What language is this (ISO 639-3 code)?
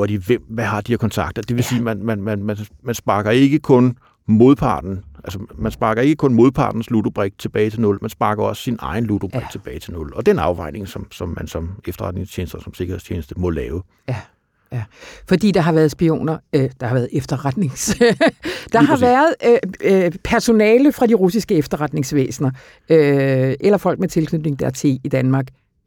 dan